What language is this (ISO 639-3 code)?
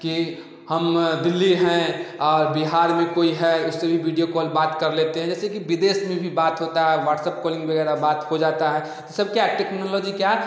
hin